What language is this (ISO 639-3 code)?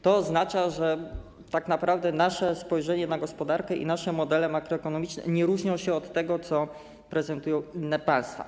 pol